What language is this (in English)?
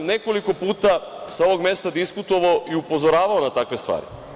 Serbian